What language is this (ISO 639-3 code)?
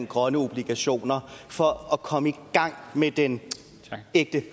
dan